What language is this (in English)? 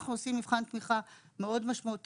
Hebrew